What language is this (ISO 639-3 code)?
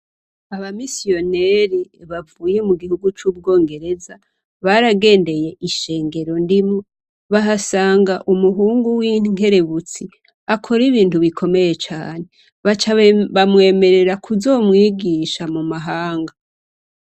run